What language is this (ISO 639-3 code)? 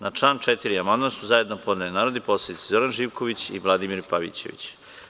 srp